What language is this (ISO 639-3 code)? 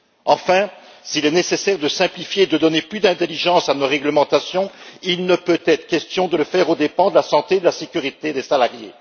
fra